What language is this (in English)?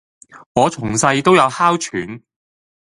Cantonese